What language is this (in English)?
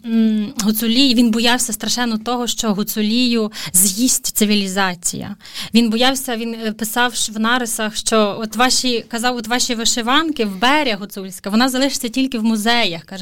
Ukrainian